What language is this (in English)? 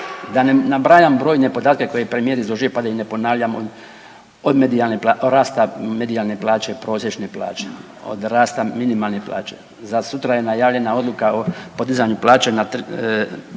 Croatian